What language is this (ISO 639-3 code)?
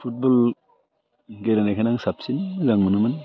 brx